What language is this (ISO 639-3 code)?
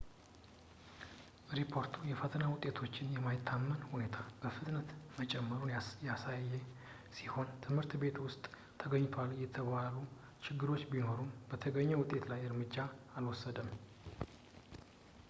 amh